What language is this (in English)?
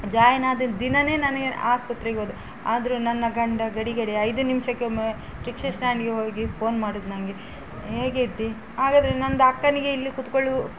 Kannada